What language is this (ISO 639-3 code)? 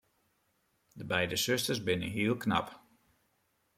fry